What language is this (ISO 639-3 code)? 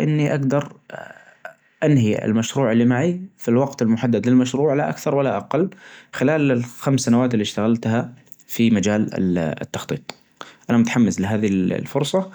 ars